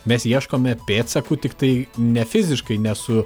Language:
Lithuanian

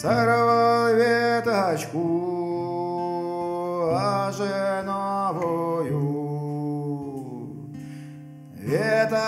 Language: Ukrainian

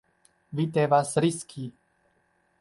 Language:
Esperanto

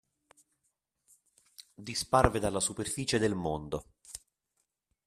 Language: Italian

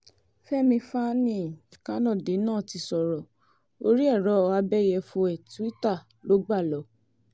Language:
Yoruba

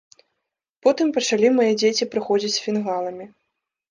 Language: Belarusian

